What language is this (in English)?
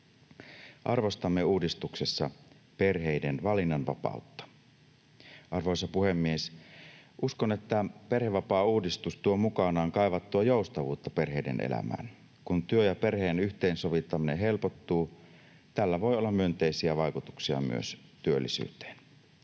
Finnish